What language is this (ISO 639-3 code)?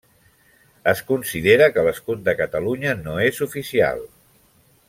cat